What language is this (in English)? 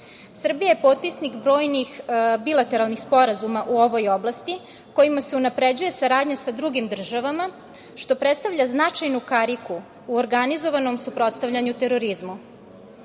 Serbian